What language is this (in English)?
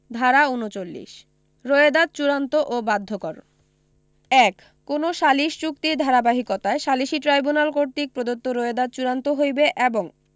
Bangla